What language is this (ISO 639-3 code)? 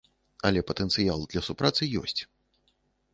bel